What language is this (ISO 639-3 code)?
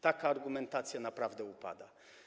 pol